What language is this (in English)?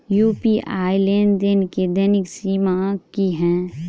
Maithili